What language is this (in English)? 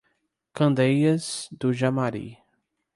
Portuguese